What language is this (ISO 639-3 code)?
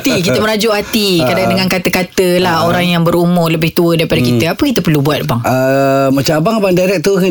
msa